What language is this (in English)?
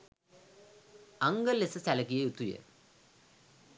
Sinhala